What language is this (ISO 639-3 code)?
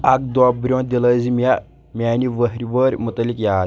kas